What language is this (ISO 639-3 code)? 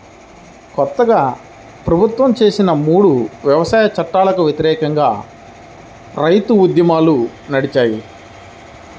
tel